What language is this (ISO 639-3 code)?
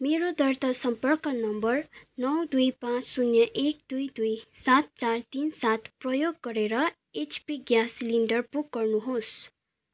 nep